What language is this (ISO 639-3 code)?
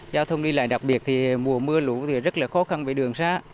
vie